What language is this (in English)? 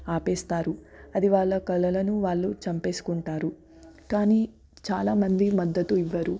Telugu